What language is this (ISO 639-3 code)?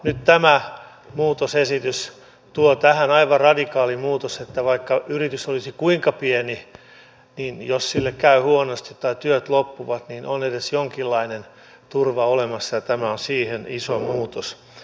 fin